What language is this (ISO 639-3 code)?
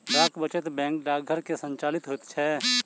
mai